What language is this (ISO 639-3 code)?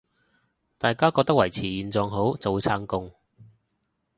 yue